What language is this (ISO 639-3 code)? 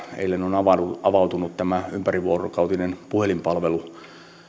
fin